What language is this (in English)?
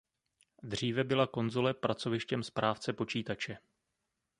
Czech